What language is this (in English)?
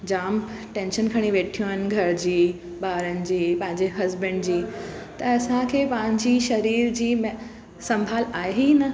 Sindhi